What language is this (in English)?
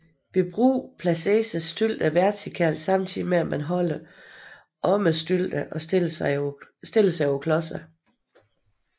Danish